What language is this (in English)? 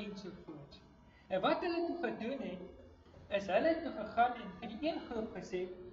Portuguese